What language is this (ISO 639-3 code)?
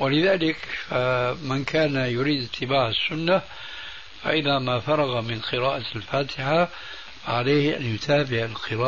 ara